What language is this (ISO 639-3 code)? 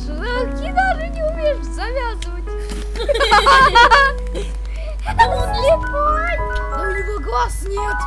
rus